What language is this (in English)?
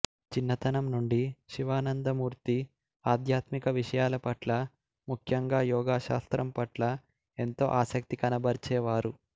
Telugu